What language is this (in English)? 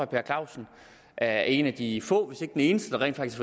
Danish